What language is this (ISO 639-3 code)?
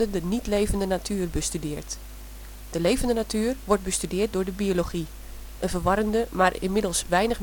nld